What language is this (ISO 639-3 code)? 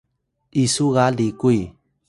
tay